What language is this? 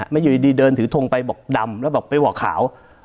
Thai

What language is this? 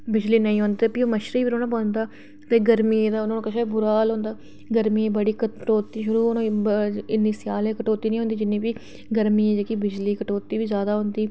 Dogri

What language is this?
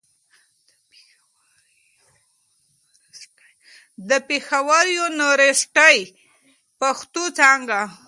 Pashto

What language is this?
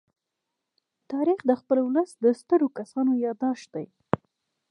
Pashto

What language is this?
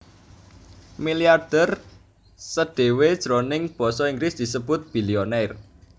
Javanese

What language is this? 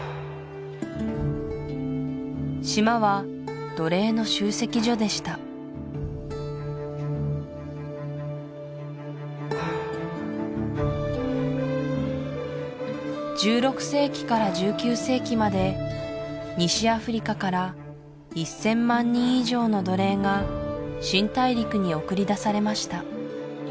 Japanese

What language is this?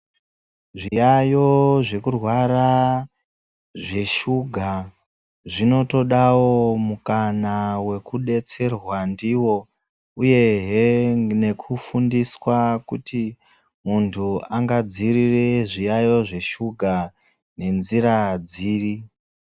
Ndau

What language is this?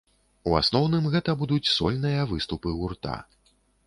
Belarusian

